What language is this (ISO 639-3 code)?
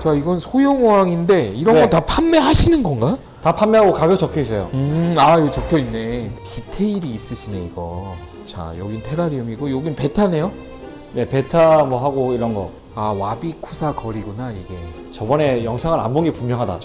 kor